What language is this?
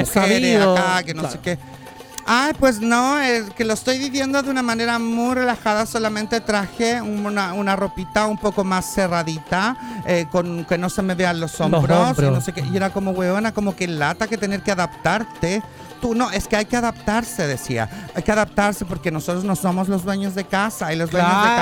Spanish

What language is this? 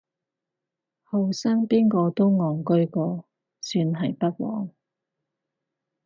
Cantonese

